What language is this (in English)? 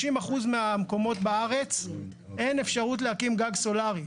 Hebrew